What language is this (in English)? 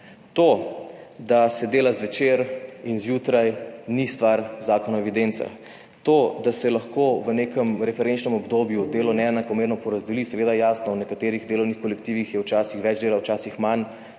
Slovenian